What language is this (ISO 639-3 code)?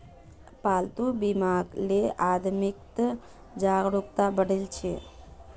mag